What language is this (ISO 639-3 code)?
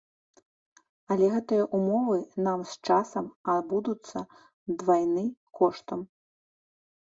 bel